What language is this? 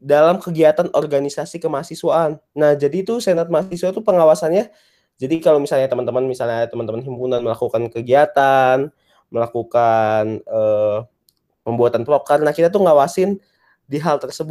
Indonesian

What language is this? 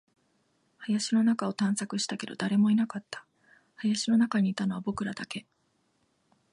Japanese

